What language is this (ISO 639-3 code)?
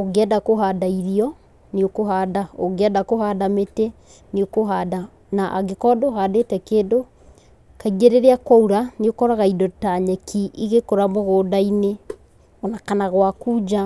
kik